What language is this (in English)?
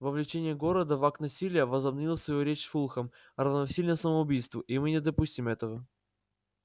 Russian